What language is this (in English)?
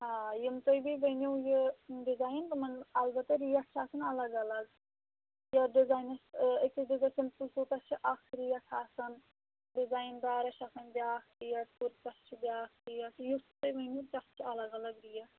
Kashmiri